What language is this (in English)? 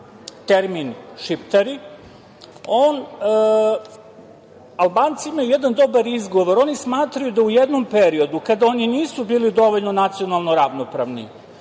Serbian